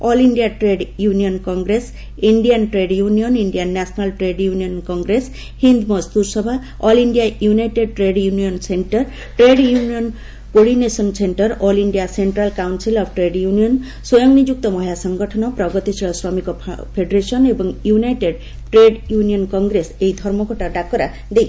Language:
Odia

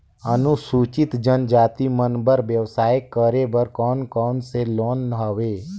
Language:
Chhattisgarhi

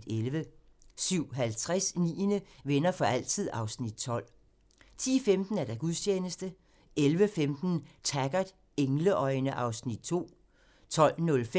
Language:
Danish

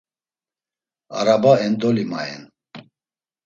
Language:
Laz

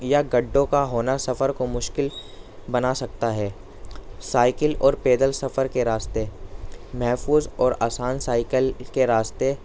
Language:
Urdu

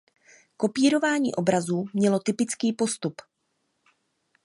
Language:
Czech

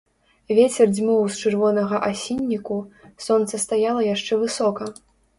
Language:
Belarusian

